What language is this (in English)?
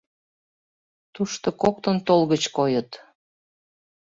Mari